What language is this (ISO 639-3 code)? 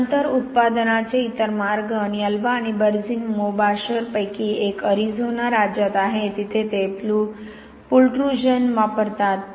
mar